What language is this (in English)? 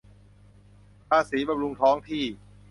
Thai